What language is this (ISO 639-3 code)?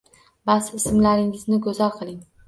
uzb